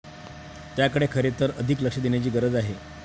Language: Marathi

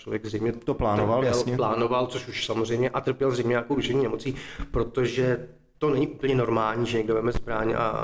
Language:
Czech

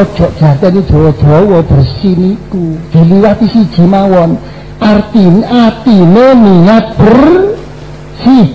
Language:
Indonesian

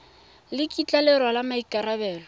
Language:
Tswana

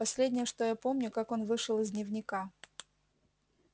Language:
Russian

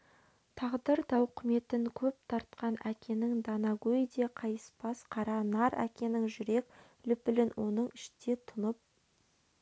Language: Kazakh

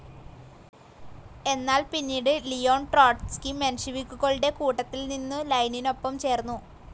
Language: Malayalam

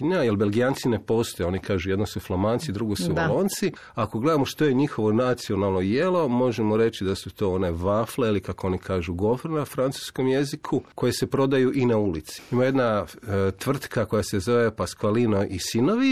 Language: Croatian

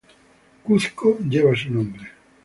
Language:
Spanish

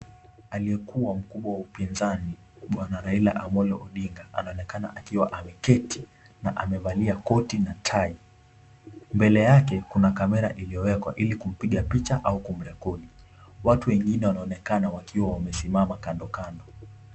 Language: Swahili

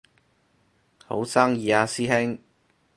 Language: Cantonese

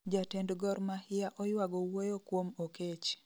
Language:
Luo (Kenya and Tanzania)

